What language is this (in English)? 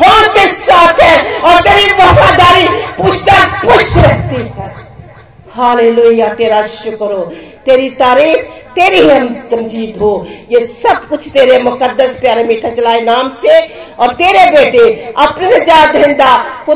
Hindi